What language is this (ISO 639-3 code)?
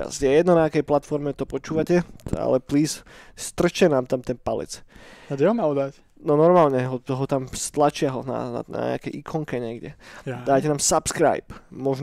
slk